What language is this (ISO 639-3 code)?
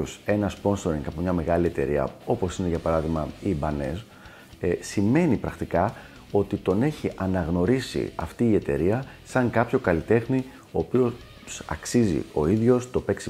ell